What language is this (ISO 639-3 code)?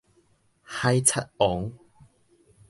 nan